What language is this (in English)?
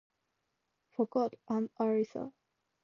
English